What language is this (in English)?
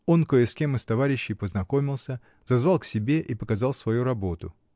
Russian